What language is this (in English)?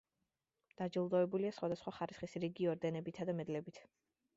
Georgian